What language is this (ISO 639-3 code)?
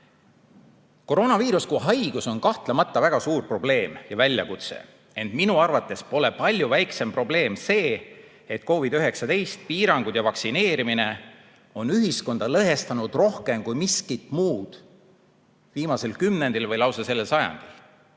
est